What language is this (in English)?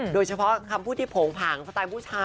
Thai